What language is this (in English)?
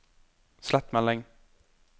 Norwegian